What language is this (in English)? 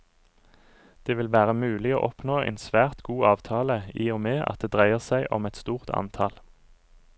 Norwegian